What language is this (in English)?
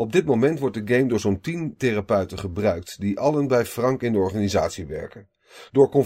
Dutch